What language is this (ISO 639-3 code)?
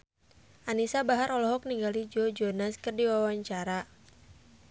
sun